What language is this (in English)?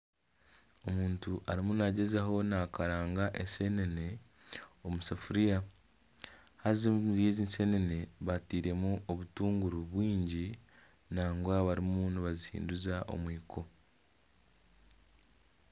Nyankole